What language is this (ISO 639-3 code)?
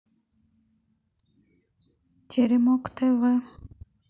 rus